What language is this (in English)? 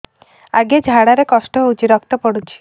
Odia